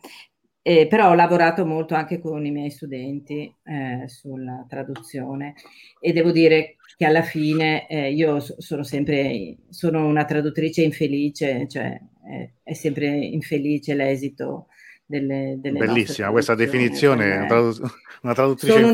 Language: Italian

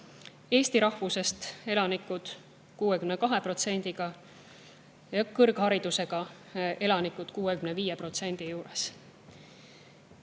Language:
Estonian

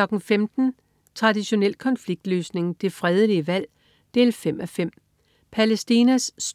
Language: Danish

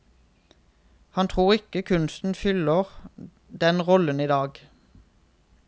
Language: Norwegian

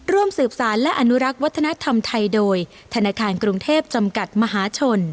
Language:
Thai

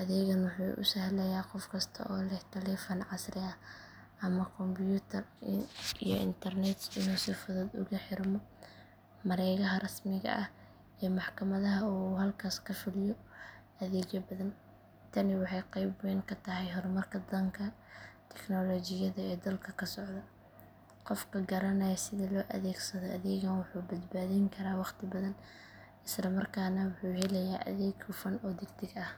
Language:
Somali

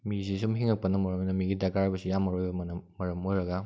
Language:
Manipuri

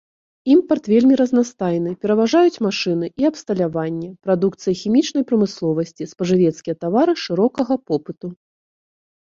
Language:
Belarusian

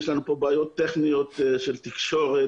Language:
Hebrew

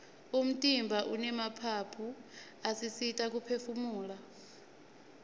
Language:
Swati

